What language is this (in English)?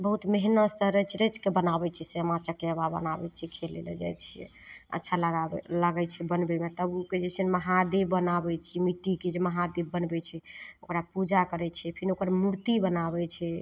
Maithili